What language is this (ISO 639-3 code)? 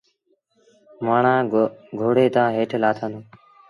sbn